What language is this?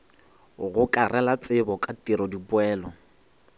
Northern Sotho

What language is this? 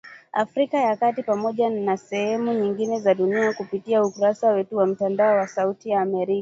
Swahili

